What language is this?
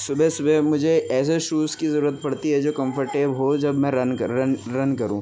Urdu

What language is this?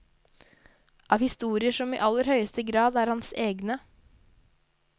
Norwegian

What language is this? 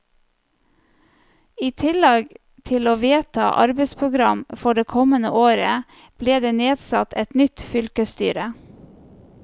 Norwegian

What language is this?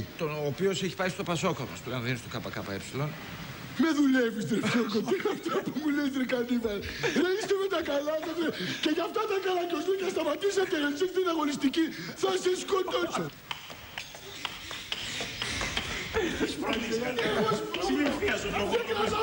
Greek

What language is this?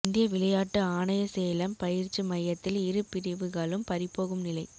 Tamil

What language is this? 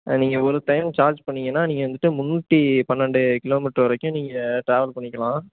Tamil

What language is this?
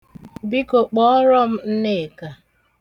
Igbo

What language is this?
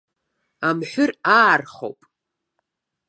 Abkhazian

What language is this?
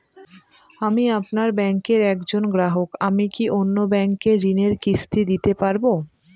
Bangla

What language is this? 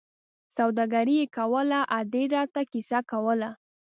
Pashto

